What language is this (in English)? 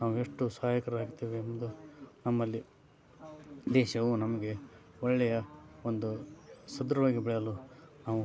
Kannada